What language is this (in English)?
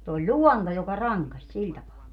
Finnish